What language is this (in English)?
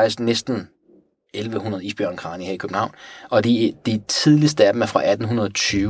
Danish